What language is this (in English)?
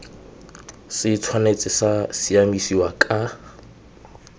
Tswana